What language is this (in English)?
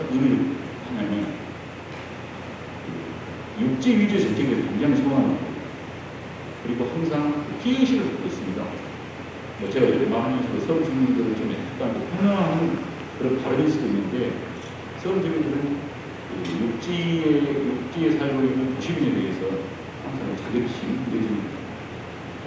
Korean